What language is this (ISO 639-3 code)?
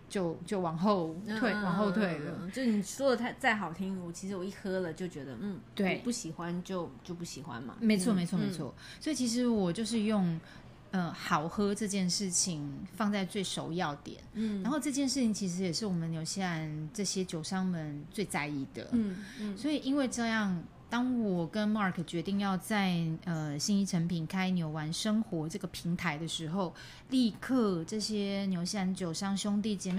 zho